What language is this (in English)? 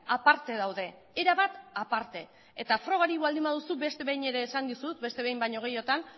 Basque